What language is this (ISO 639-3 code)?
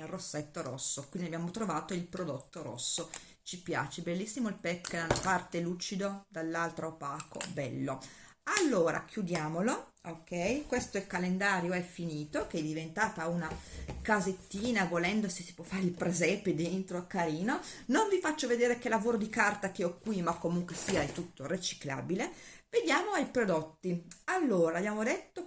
ita